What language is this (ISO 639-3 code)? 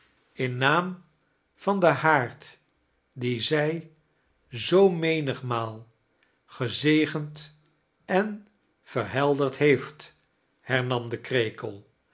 nld